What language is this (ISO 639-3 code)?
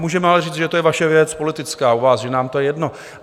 ces